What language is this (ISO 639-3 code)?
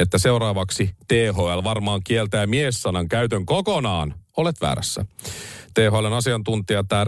fin